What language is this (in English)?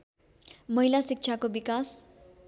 Nepali